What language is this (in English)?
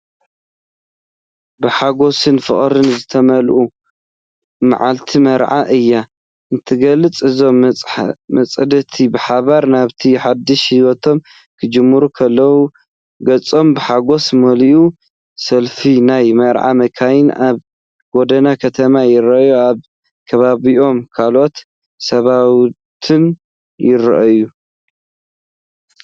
Tigrinya